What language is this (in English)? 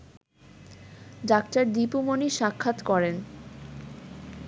Bangla